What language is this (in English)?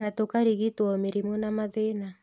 Kikuyu